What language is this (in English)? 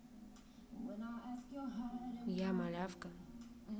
Russian